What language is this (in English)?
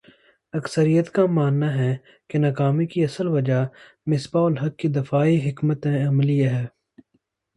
Urdu